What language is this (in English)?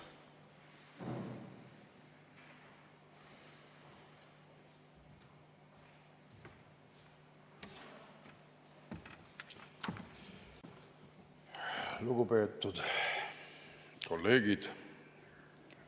Estonian